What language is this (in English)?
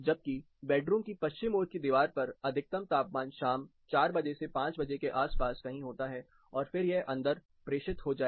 Hindi